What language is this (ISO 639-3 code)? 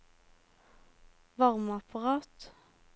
nor